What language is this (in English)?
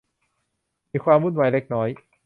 Thai